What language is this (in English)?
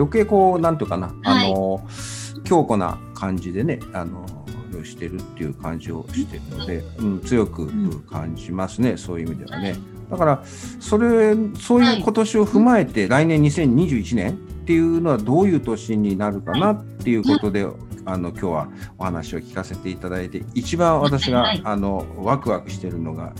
Japanese